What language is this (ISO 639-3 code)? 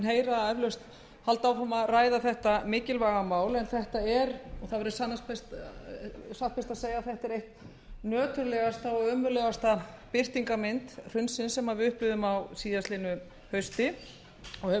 isl